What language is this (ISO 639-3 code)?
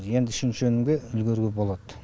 kaz